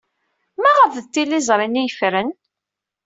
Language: Kabyle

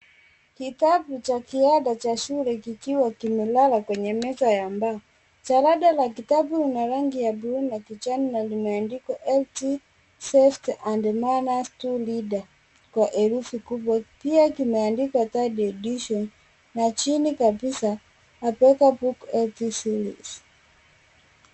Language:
Swahili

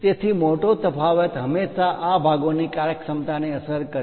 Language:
Gujarati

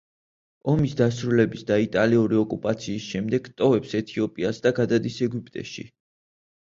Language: Georgian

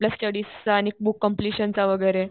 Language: Marathi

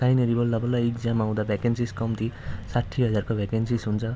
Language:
Nepali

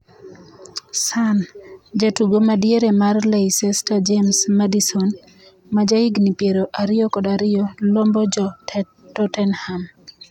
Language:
Luo (Kenya and Tanzania)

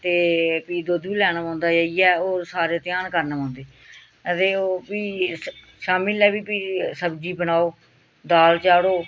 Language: Dogri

